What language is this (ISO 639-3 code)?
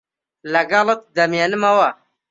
ckb